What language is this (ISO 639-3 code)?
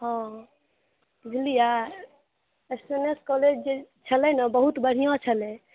mai